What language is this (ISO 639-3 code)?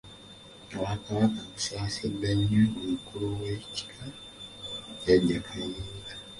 lug